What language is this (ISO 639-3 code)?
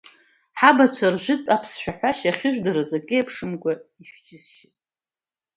abk